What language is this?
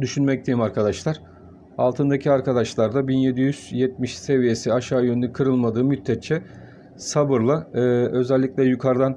Turkish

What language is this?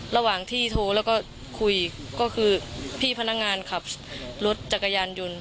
Thai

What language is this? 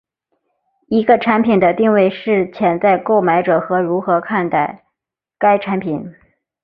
Chinese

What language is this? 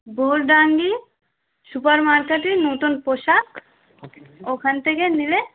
Bangla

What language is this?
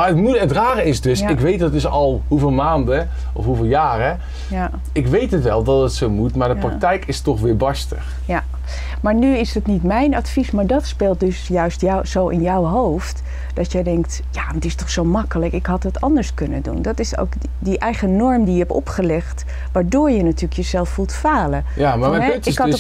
Dutch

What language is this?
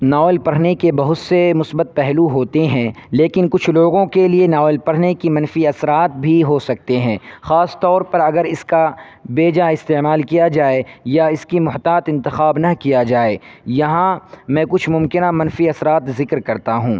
Urdu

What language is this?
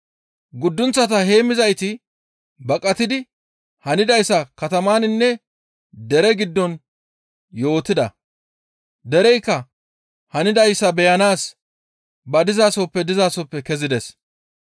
Gamo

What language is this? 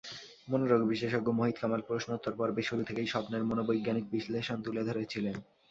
Bangla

